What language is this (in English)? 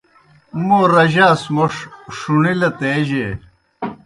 Kohistani Shina